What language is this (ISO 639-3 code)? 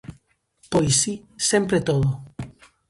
glg